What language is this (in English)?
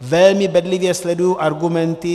Czech